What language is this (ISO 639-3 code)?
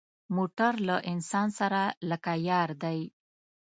pus